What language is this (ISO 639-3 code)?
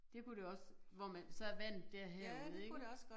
dan